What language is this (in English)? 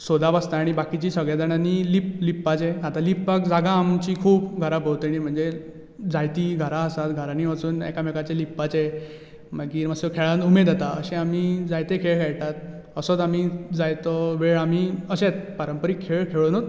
Konkani